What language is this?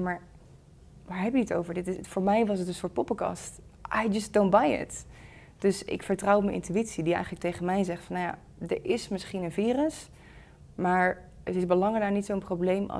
Dutch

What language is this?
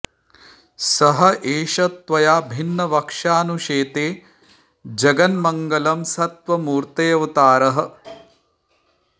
Sanskrit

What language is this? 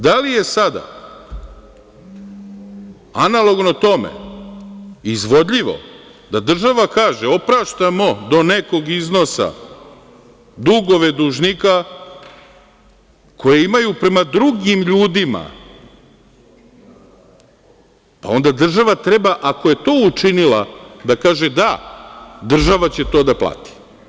Serbian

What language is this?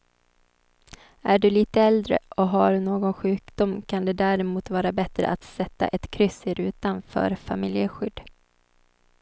Swedish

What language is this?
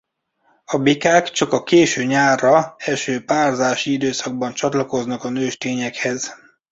Hungarian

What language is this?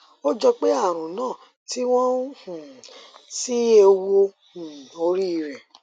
Yoruba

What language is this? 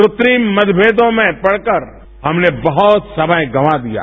Hindi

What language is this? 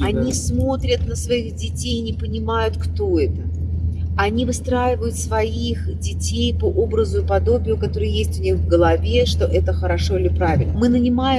Russian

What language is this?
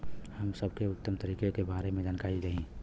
Bhojpuri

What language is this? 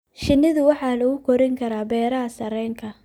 Somali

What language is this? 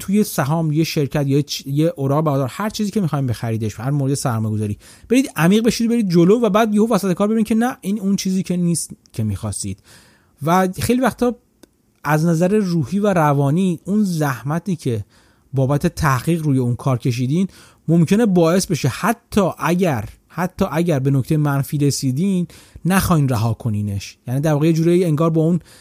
Persian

